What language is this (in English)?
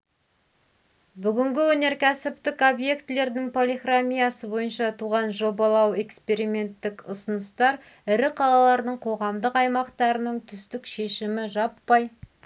Kazakh